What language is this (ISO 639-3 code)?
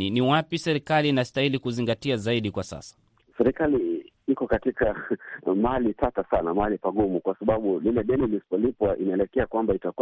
swa